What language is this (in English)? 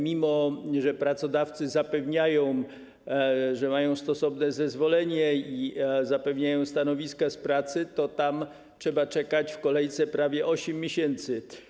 Polish